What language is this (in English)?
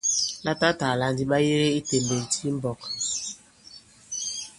Bankon